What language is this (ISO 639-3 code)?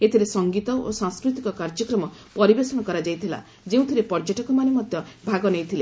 ori